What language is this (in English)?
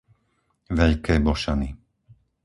Slovak